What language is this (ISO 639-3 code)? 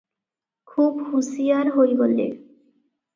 ori